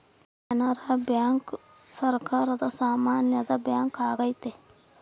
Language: Kannada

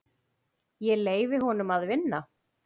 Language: Icelandic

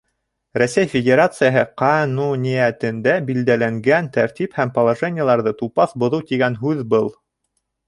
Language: Bashkir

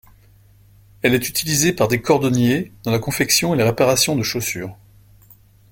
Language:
French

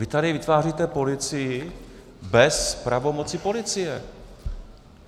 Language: Czech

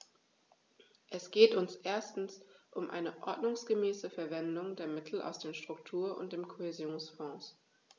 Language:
German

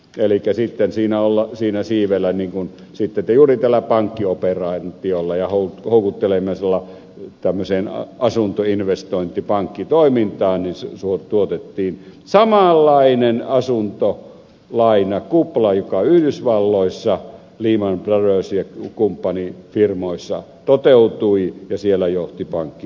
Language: Finnish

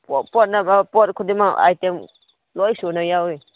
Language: Manipuri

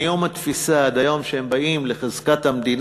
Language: Hebrew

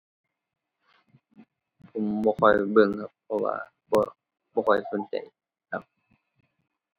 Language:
Thai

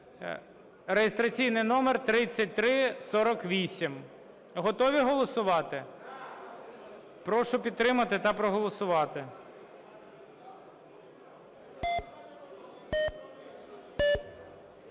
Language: Ukrainian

